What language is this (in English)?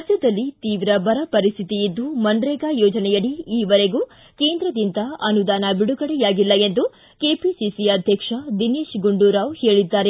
Kannada